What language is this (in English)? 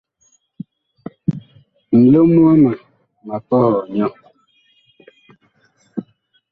Bakoko